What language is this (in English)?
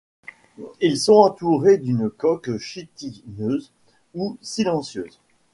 French